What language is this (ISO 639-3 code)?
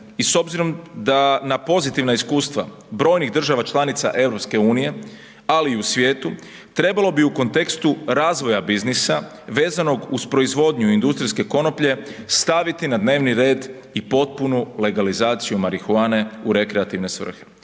hrv